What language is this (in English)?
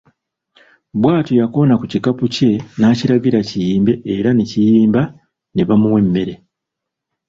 Ganda